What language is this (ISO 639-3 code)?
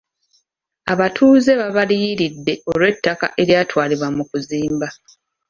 lug